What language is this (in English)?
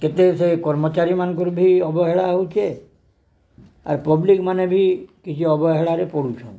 Odia